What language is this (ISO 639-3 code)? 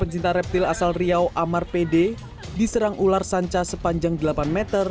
ind